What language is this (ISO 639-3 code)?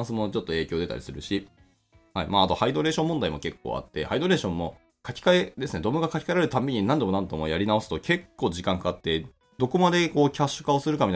jpn